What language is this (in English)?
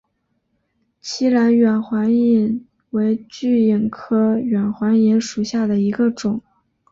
Chinese